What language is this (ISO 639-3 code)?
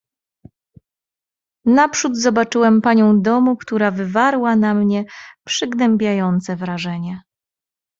pol